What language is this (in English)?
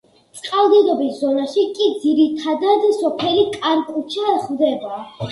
Georgian